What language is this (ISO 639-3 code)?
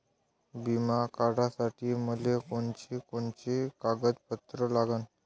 mar